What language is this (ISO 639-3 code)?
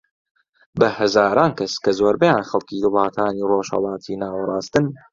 ckb